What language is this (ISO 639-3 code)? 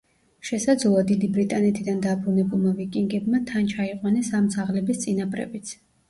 kat